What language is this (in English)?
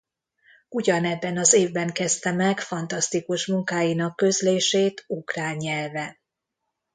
Hungarian